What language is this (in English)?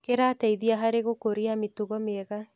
Kikuyu